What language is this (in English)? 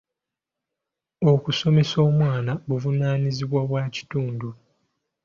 Ganda